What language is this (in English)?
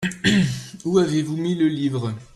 French